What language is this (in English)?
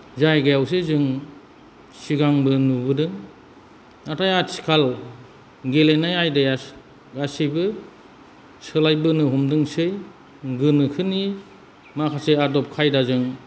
Bodo